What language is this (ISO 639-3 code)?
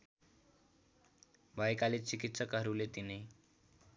nep